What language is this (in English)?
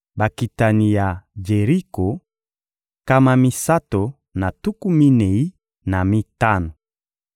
Lingala